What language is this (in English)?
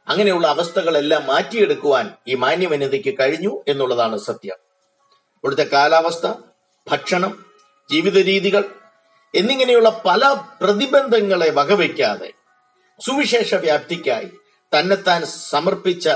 Malayalam